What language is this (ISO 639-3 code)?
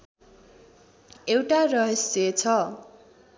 nep